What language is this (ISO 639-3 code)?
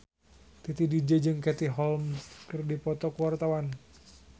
sun